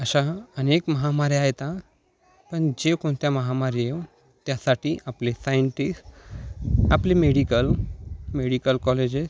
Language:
Marathi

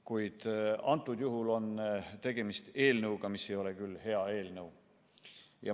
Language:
Estonian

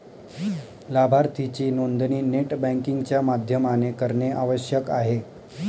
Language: Marathi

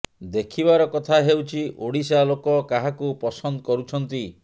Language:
Odia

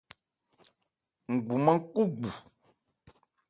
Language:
Ebrié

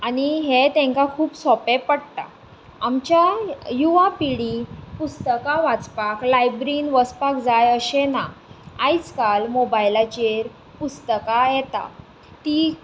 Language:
Konkani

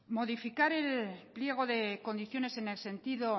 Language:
Spanish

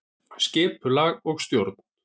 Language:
Icelandic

